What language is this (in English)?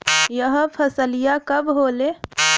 Bhojpuri